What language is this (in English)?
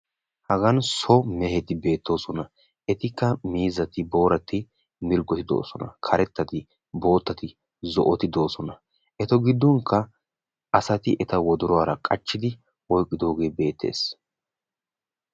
Wolaytta